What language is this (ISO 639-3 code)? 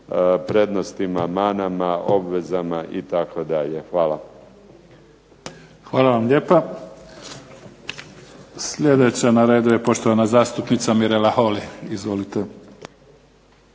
hrv